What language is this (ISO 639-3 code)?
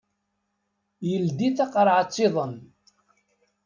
kab